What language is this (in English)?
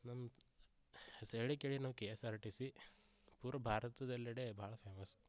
Kannada